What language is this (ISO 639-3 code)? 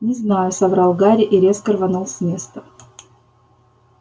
rus